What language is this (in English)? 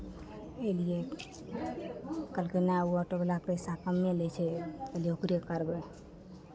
Maithili